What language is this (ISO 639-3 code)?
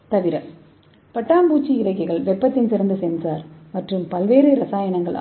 tam